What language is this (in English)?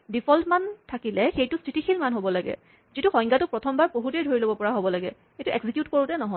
Assamese